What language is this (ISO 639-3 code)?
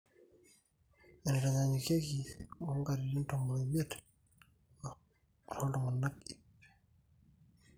mas